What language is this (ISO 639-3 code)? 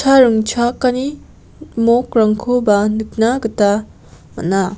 grt